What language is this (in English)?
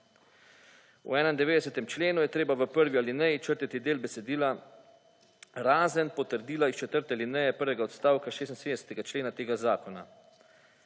Slovenian